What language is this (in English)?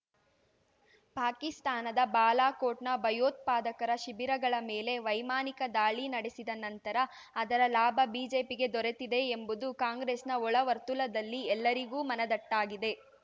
Kannada